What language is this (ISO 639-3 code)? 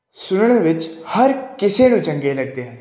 pan